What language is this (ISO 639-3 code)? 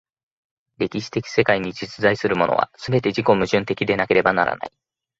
jpn